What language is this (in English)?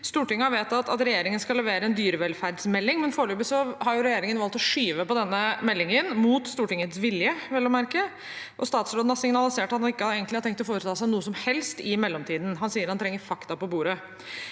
Norwegian